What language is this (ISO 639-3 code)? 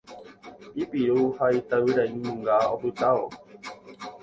grn